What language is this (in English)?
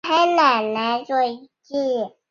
Chinese